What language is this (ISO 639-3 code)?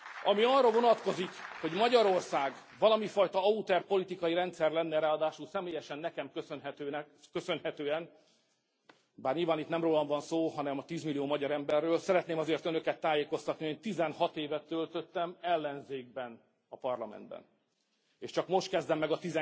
hun